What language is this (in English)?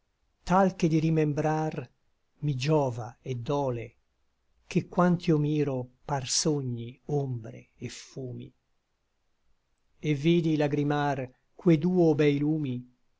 Italian